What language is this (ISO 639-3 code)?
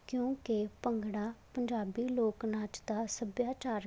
pan